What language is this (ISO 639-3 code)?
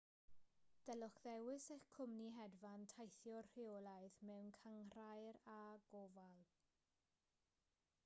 cym